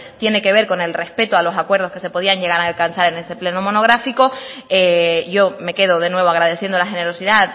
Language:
Spanish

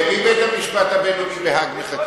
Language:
Hebrew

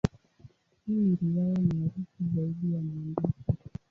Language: Swahili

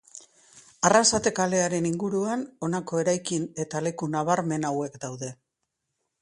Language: Basque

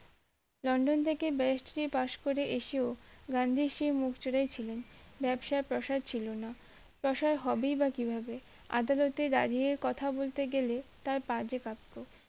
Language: Bangla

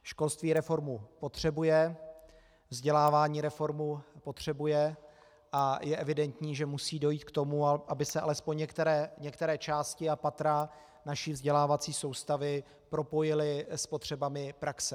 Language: Czech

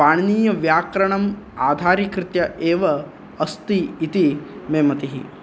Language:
Sanskrit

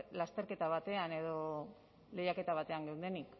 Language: Basque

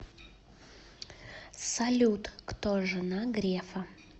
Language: Russian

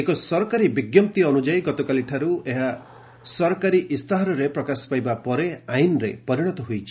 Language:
Odia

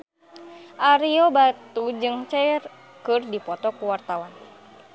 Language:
Sundanese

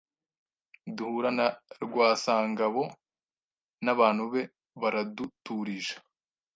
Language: Kinyarwanda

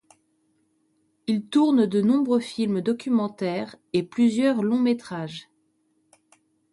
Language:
French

